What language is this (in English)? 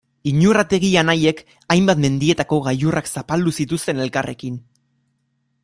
Basque